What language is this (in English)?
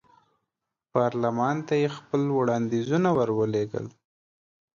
Pashto